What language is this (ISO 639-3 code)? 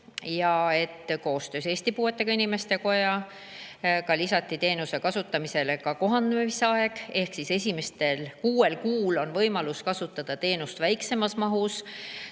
est